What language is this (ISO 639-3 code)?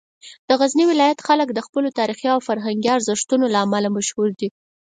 pus